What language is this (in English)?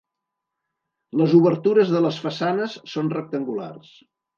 Catalan